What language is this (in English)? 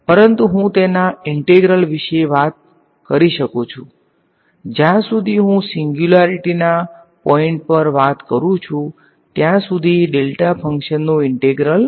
Gujarati